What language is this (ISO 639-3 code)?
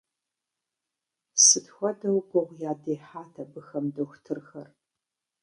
kbd